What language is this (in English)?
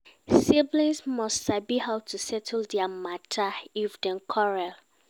Nigerian Pidgin